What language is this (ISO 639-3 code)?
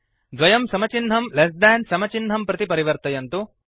san